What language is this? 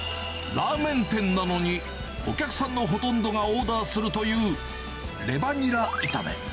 Japanese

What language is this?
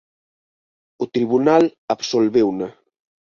Galician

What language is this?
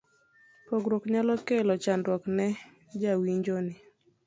Luo (Kenya and Tanzania)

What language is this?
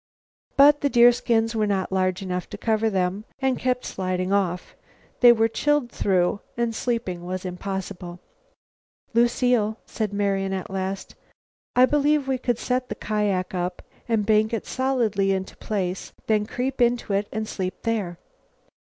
English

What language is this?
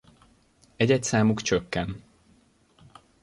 Hungarian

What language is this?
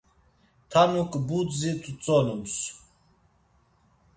Laz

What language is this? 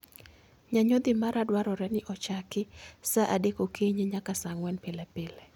Luo (Kenya and Tanzania)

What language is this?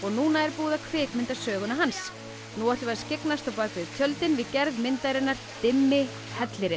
Icelandic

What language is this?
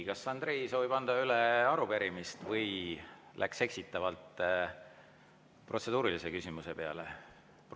Estonian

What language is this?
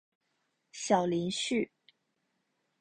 Chinese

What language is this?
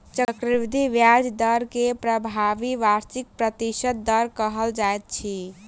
Maithili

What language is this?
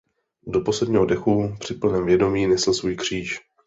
Czech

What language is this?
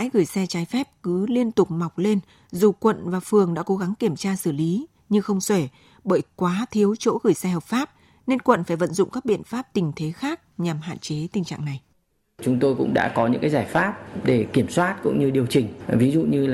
Vietnamese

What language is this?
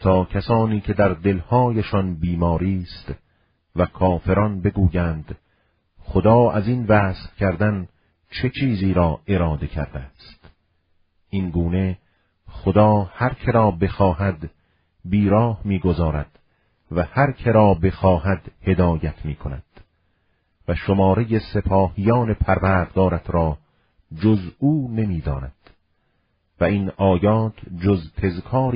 Persian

